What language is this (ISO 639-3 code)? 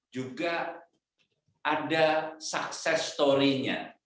ind